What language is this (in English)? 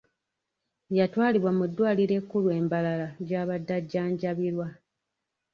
Ganda